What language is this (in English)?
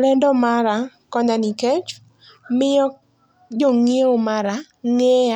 Luo (Kenya and Tanzania)